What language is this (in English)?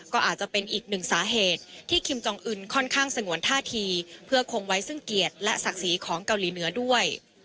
Thai